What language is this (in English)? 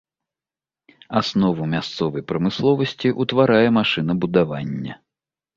Belarusian